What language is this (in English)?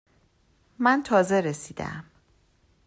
Persian